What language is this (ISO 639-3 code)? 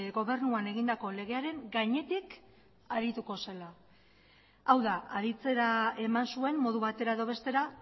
eus